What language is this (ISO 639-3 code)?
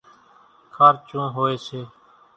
gjk